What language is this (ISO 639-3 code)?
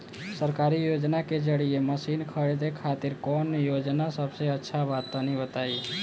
bho